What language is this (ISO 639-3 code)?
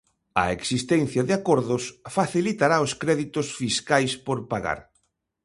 glg